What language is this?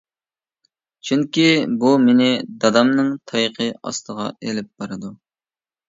Uyghur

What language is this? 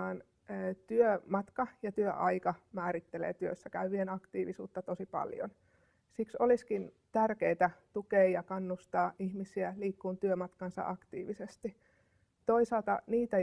Finnish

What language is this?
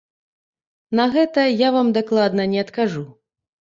Belarusian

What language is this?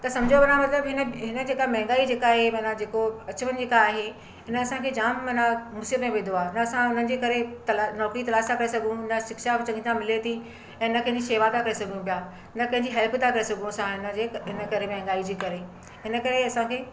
Sindhi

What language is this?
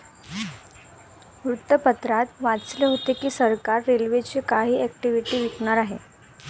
Marathi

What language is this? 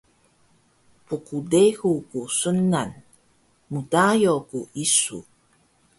Taroko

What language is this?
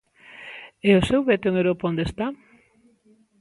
Galician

